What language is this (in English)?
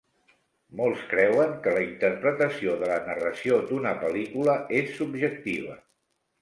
Catalan